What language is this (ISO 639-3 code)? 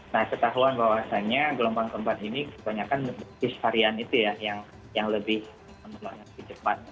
ind